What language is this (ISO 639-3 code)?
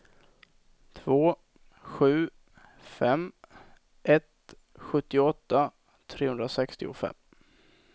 swe